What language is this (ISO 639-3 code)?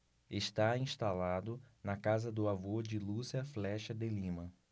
por